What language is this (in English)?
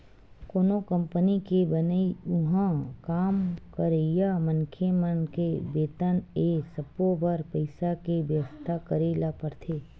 Chhattisgarhi